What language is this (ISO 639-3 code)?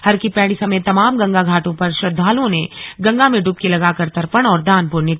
hin